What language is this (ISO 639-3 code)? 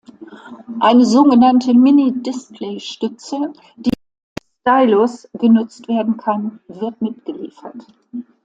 deu